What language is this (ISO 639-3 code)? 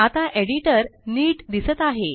mar